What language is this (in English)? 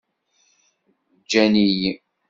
Kabyle